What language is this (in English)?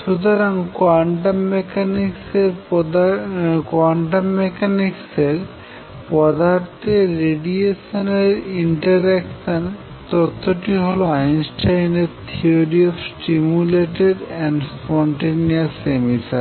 Bangla